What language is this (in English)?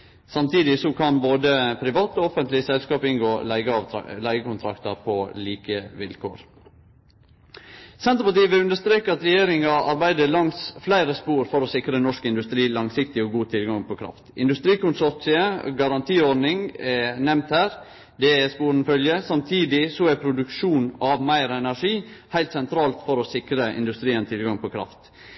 Norwegian Nynorsk